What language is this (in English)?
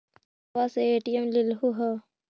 Magahi